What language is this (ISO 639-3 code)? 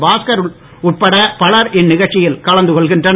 tam